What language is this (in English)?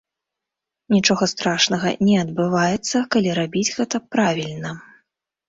Belarusian